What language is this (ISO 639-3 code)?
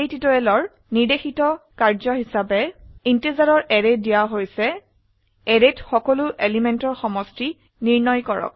asm